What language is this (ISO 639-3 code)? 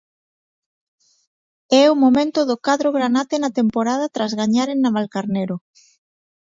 glg